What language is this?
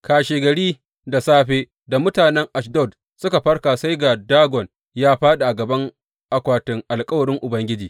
Hausa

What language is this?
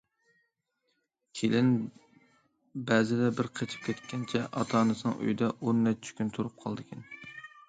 Uyghur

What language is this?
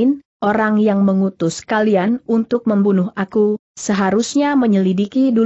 Indonesian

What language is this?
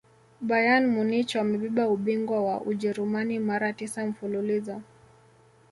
Swahili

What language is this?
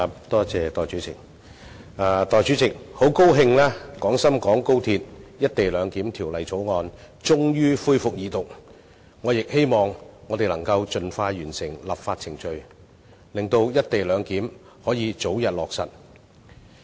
Cantonese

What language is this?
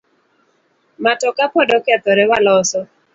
Luo (Kenya and Tanzania)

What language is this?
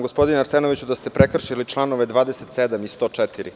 Serbian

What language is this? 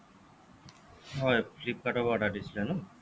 Assamese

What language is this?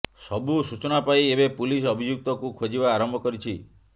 Odia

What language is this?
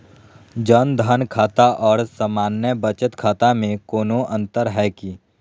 Magahi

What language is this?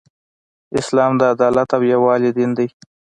Pashto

